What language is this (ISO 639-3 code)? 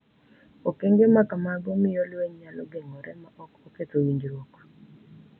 luo